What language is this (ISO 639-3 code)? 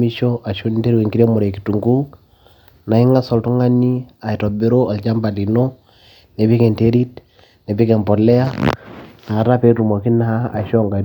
mas